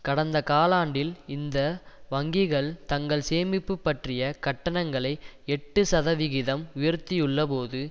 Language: Tamil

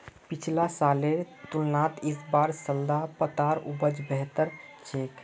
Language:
Magahi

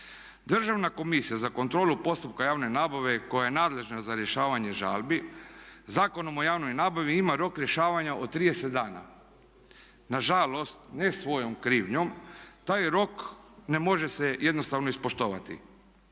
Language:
Croatian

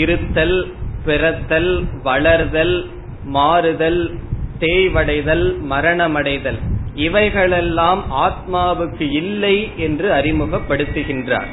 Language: Tamil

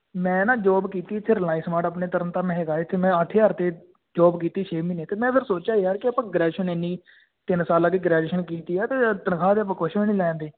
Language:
Punjabi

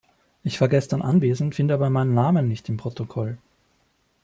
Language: German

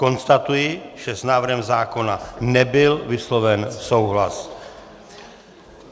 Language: Czech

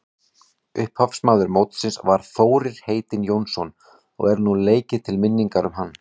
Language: Icelandic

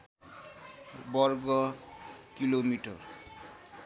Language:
Nepali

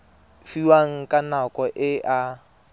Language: Tswana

